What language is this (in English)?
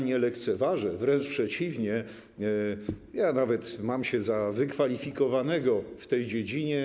Polish